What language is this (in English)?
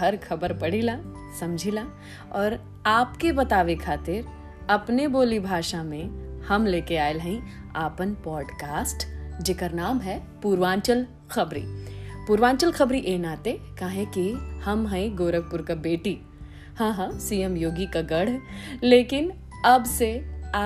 Hindi